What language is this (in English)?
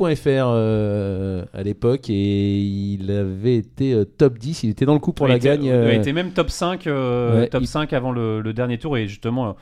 French